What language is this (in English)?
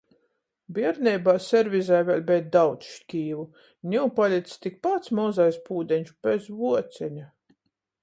Latgalian